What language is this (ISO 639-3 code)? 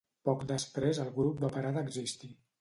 cat